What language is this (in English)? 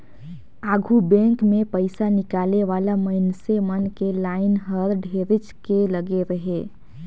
Chhattisgarhi